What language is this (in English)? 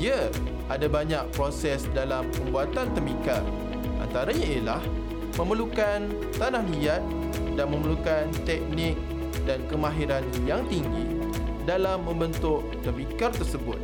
Malay